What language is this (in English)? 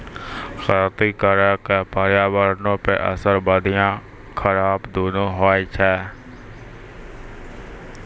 Maithili